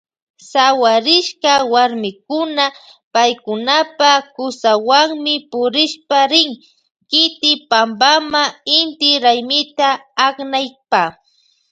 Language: Loja Highland Quichua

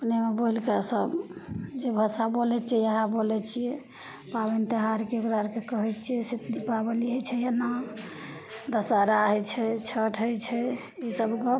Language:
Maithili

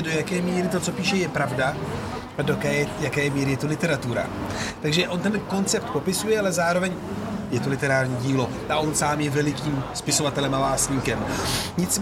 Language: Czech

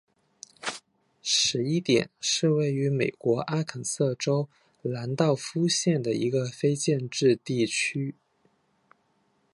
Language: Chinese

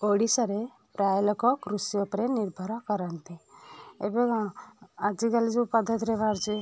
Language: Odia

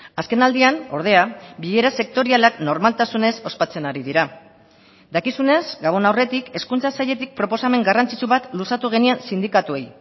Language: Basque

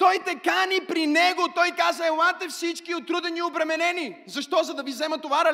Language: Bulgarian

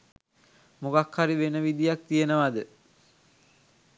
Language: Sinhala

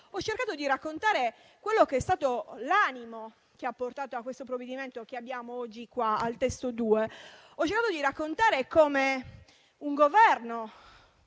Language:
Italian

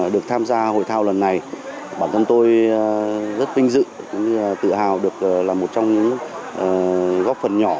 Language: Vietnamese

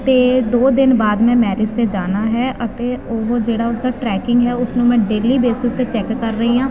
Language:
Punjabi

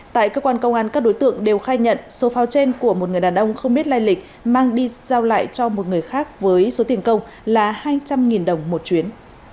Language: Vietnamese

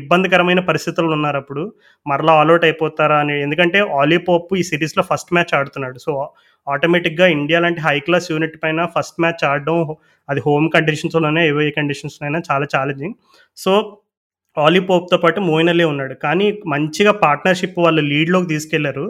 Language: Telugu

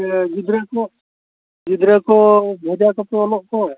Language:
Santali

